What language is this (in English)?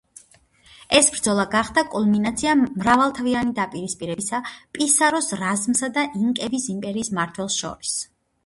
Georgian